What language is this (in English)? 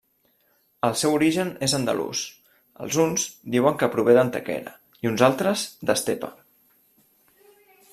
Catalan